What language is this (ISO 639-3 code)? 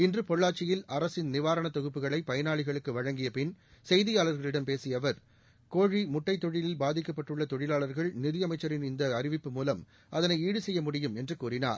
tam